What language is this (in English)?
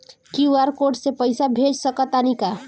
Bhojpuri